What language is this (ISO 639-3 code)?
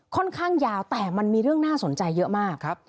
tha